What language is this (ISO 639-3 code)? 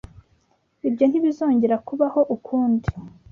kin